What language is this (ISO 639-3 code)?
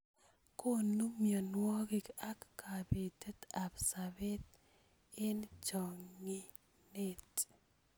kln